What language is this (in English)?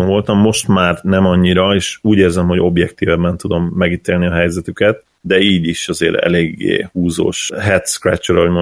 Hungarian